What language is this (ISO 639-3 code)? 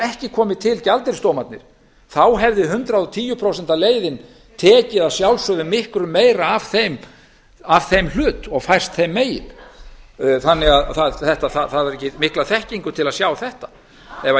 isl